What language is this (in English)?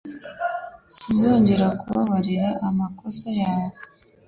Kinyarwanda